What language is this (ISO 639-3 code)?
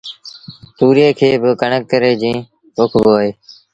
sbn